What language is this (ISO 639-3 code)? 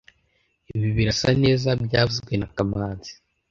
kin